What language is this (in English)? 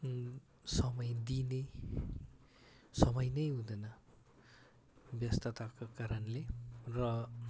Nepali